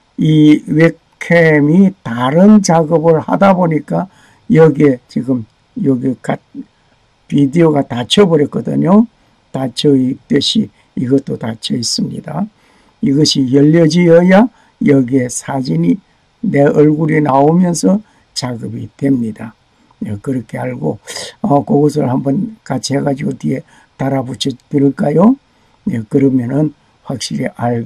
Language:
Korean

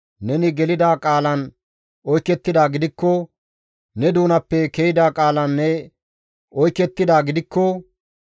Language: Gamo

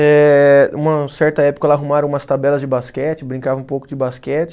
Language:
Portuguese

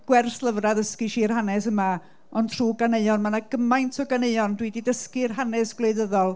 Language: Welsh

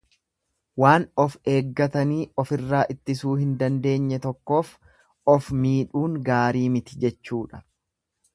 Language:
Oromo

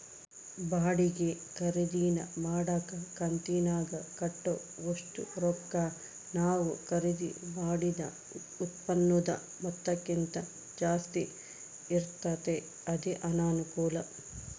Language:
Kannada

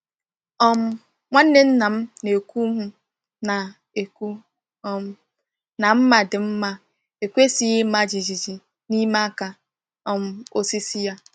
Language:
Igbo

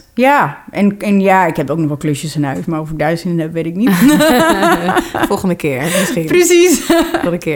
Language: Dutch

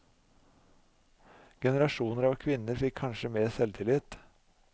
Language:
Norwegian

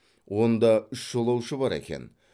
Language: Kazakh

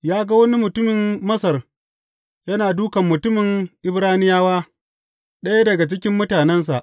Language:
Hausa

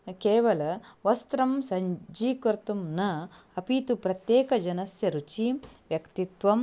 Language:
Sanskrit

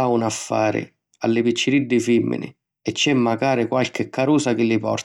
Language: Sicilian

